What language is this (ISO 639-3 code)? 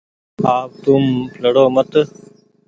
gig